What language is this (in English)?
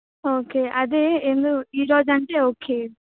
Telugu